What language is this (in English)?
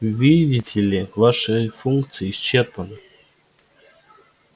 Russian